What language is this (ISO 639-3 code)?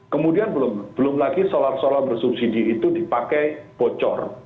ind